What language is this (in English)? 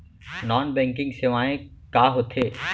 Chhattisgarhi